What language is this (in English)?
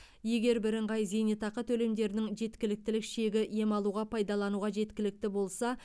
Kazakh